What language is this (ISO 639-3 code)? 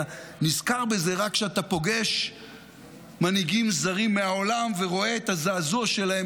heb